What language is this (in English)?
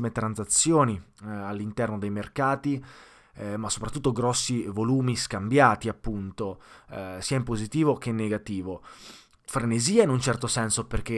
Italian